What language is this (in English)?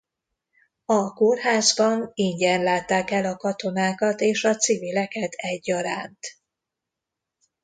Hungarian